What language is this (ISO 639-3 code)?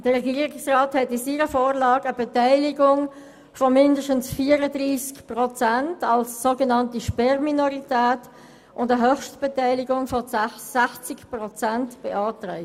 gsw